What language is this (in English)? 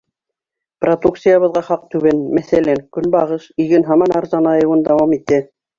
Bashkir